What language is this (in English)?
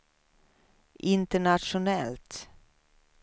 Swedish